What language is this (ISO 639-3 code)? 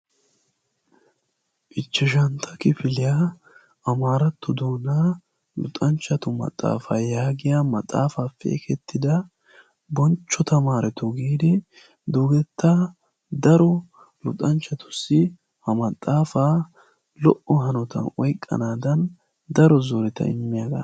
wal